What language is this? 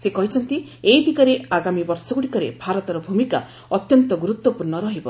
Odia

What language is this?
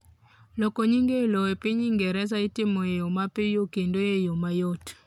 Luo (Kenya and Tanzania)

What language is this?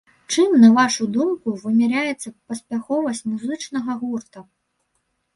Belarusian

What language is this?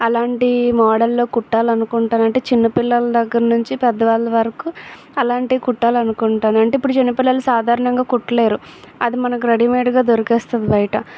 Telugu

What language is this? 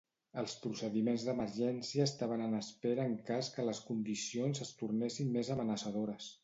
Catalan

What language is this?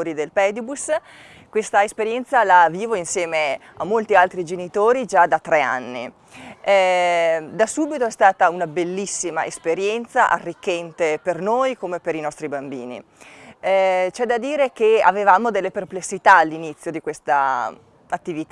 Italian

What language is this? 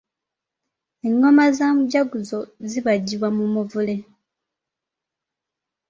Ganda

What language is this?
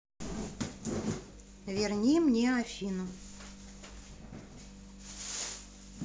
Russian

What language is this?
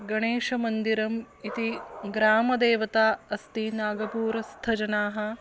Sanskrit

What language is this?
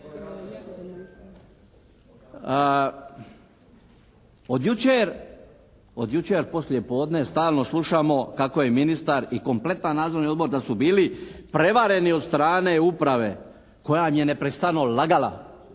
Croatian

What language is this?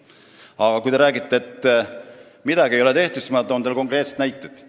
Estonian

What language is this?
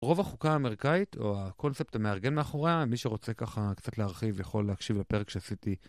Hebrew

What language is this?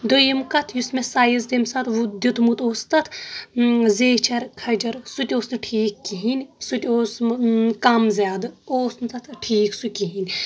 Kashmiri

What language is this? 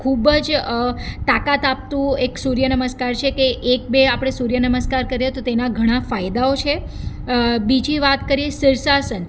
Gujarati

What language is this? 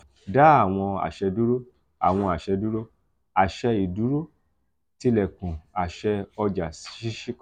Yoruba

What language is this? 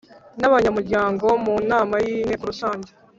Kinyarwanda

